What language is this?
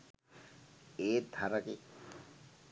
Sinhala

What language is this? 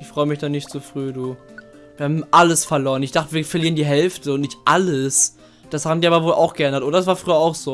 German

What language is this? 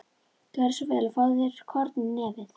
Icelandic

